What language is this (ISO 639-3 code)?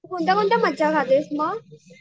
mar